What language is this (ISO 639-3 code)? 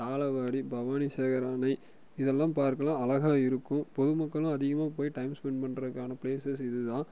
tam